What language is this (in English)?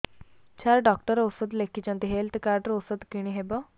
Odia